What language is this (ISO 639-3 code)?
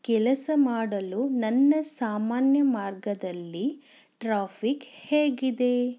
kan